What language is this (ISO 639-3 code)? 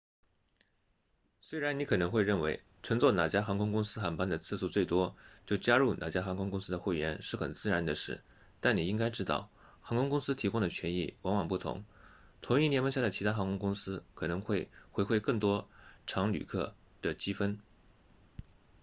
zho